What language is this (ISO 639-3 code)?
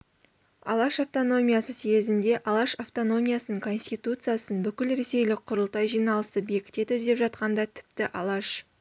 kaz